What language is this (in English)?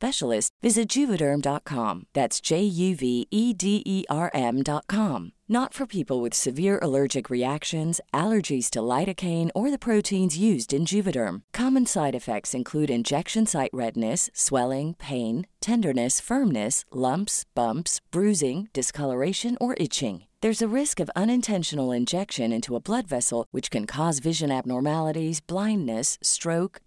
Filipino